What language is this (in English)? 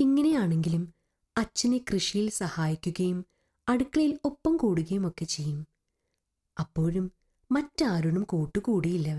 Malayalam